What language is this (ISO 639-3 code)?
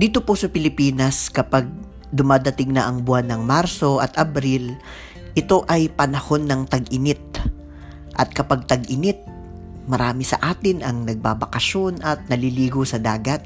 fil